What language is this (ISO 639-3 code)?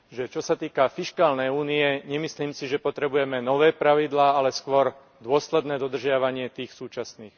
slk